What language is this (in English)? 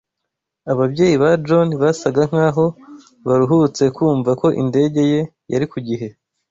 Kinyarwanda